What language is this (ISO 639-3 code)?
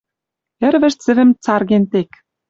mrj